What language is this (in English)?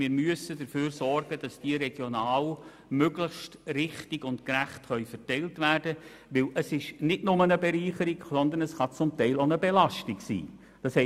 Swiss German